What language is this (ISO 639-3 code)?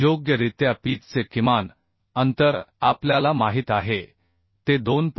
mar